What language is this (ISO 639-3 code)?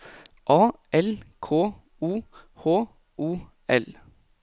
nor